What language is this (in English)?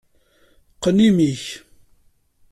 Kabyle